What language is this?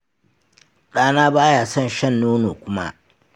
Hausa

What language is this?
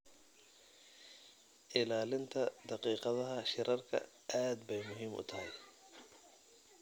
Somali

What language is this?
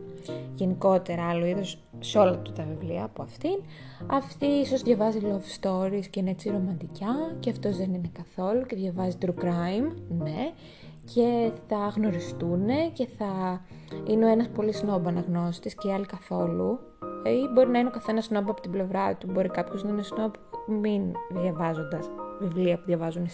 Greek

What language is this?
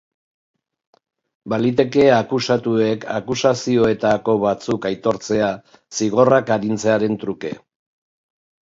Basque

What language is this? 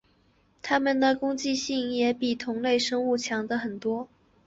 Chinese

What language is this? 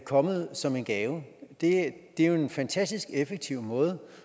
Danish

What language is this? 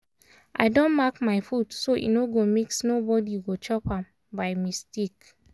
Nigerian Pidgin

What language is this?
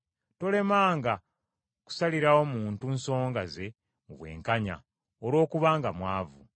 Ganda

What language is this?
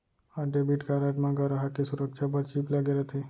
Chhattisgarhi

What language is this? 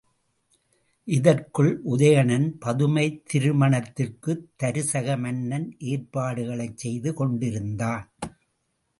Tamil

